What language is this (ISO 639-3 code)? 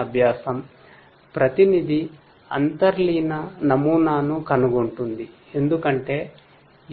tel